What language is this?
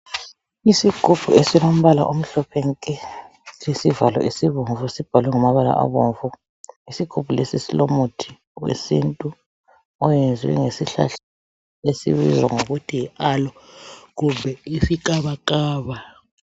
North Ndebele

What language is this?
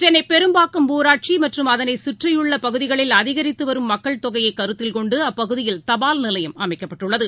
Tamil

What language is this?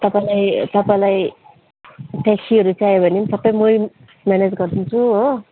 Nepali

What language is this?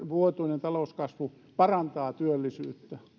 Finnish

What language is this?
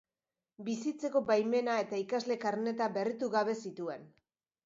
Basque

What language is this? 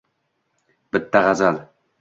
Uzbek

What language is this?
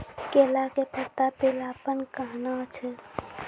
Maithili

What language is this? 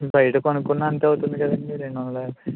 Telugu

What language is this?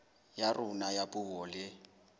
Southern Sotho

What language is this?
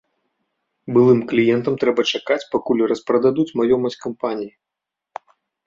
Belarusian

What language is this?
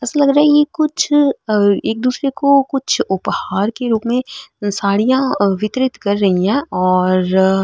Marwari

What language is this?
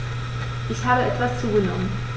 German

